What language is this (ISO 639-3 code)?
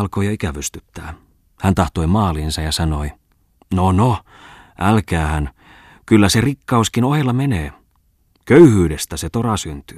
fin